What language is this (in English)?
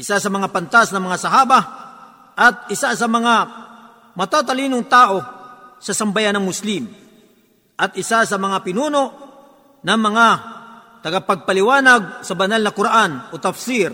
Filipino